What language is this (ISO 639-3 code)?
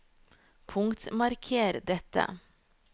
nor